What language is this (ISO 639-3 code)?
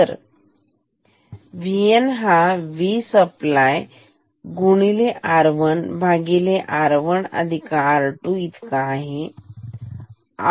mar